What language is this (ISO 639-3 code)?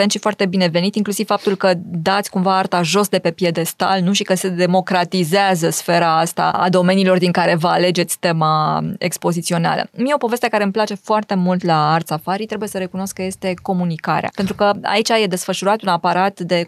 ron